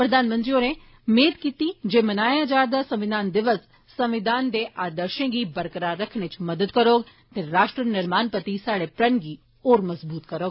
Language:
Dogri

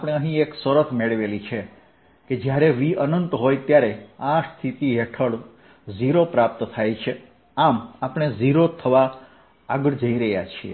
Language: Gujarati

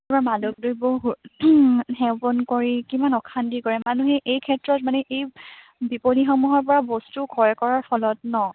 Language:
Assamese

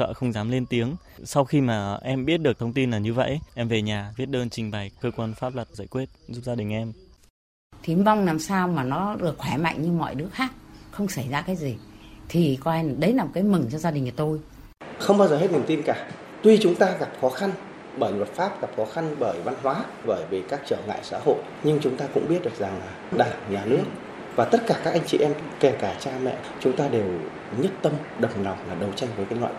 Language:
Vietnamese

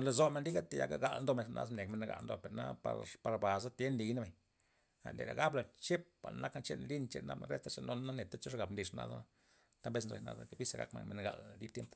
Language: Loxicha Zapotec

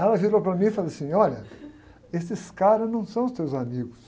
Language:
Portuguese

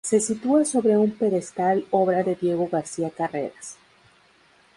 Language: Spanish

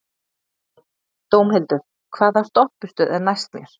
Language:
Icelandic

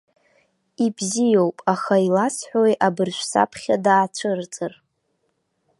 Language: Abkhazian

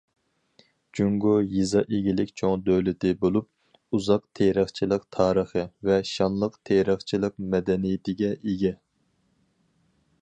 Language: Uyghur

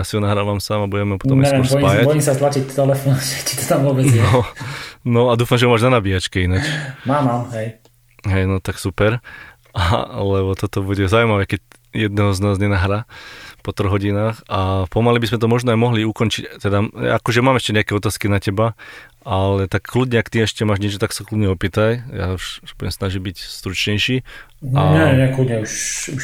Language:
Slovak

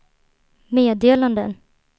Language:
Swedish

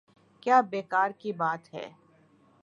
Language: Urdu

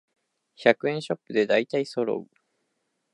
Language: Japanese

